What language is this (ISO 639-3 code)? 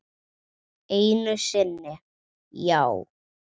isl